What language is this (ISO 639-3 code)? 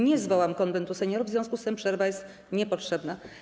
pol